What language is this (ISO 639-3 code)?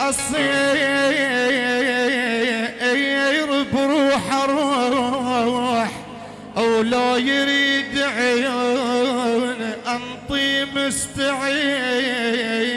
ara